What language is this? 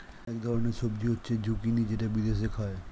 Bangla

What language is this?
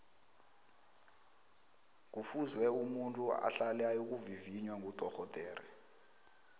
South Ndebele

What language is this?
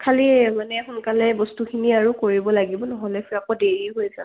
Assamese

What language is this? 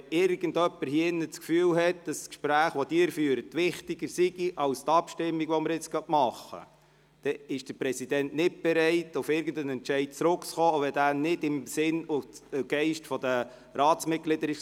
Swiss German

